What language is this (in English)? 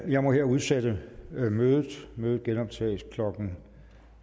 Danish